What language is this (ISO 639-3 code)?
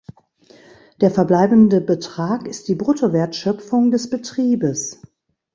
deu